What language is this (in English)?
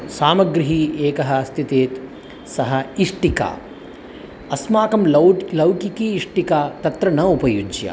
Sanskrit